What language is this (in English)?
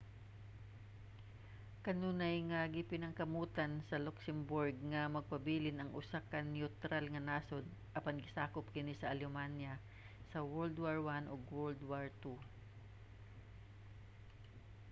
Cebuano